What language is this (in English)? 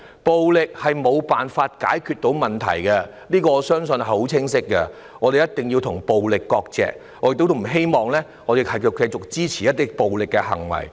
Cantonese